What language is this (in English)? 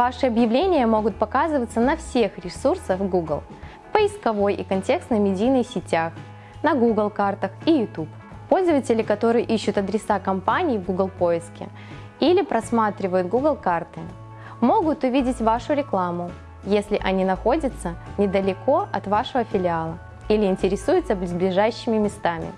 Russian